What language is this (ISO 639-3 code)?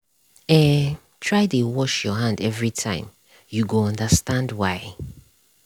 pcm